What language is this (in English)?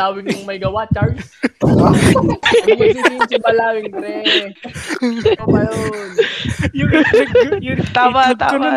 Filipino